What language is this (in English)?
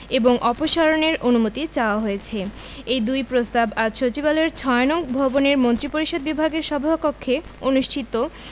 Bangla